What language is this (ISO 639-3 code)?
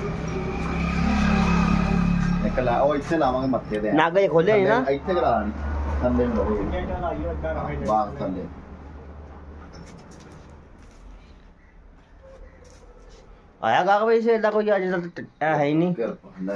pan